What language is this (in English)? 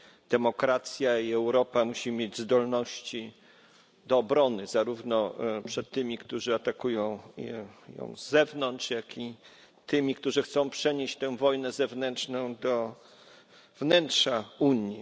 Polish